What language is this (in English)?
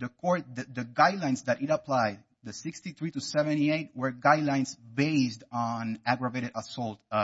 English